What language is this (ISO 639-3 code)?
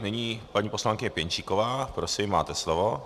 ces